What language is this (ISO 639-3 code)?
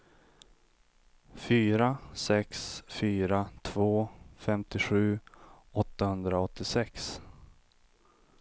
swe